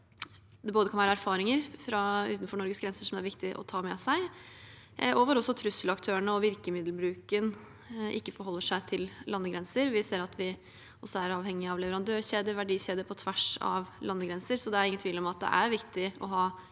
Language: Norwegian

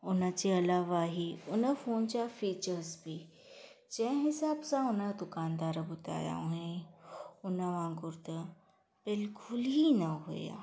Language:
Sindhi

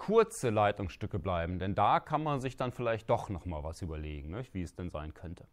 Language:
German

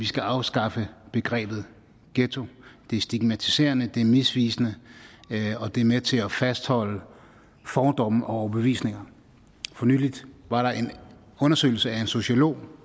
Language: Danish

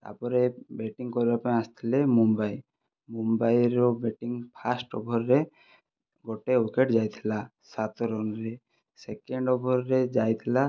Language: Odia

